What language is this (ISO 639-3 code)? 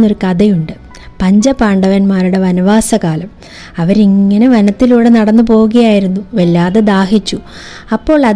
mal